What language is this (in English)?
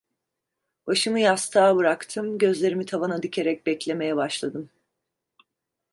Turkish